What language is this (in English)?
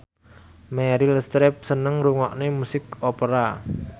Javanese